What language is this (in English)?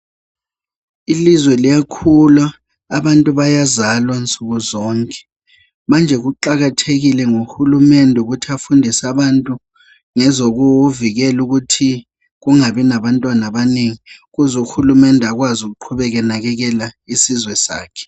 North Ndebele